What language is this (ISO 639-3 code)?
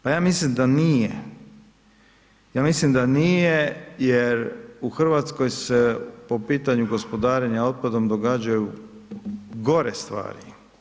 hrv